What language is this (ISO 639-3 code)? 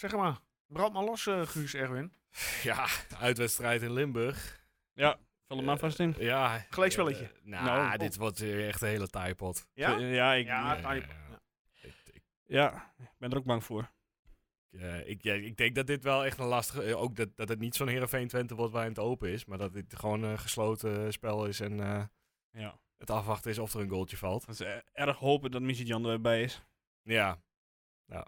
nld